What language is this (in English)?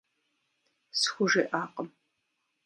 Kabardian